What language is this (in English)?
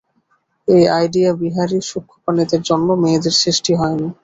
Bangla